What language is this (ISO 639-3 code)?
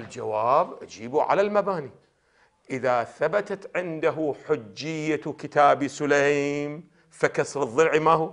ara